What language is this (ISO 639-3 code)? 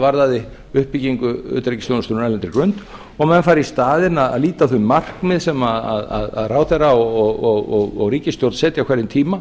isl